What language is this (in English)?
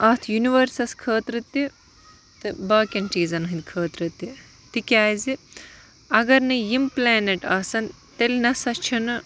Kashmiri